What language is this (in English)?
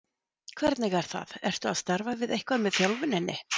Icelandic